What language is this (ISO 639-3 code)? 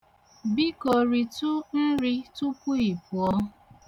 ibo